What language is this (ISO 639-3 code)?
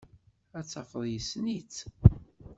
kab